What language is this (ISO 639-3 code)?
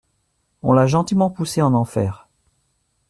fra